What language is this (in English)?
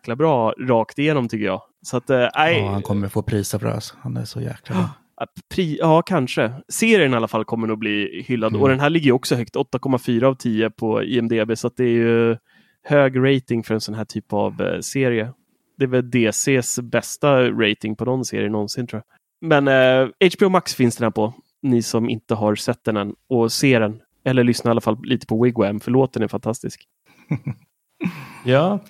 Swedish